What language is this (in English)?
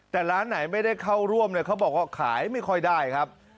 Thai